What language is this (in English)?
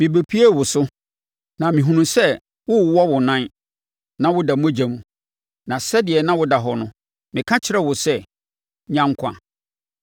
Akan